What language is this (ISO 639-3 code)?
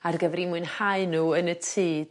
cym